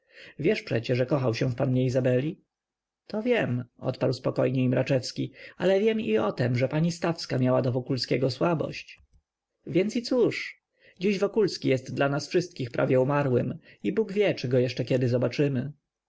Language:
Polish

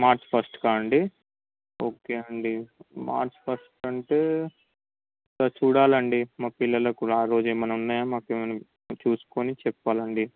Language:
Telugu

